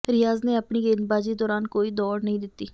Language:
Punjabi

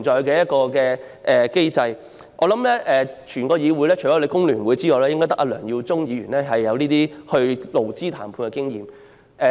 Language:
Cantonese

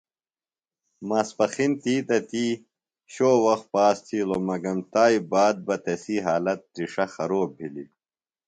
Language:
Phalura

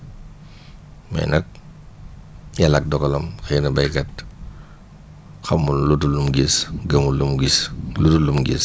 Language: Wolof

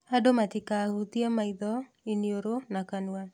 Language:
Kikuyu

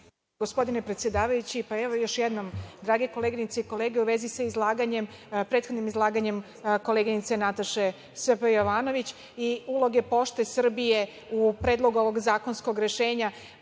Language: Serbian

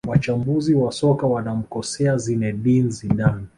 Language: Swahili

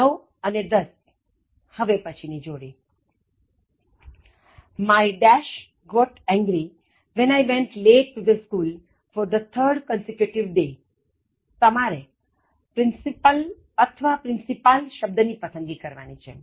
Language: Gujarati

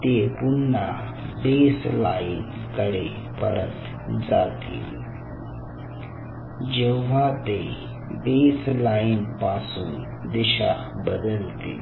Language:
Marathi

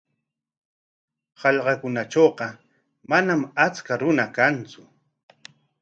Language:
Corongo Ancash Quechua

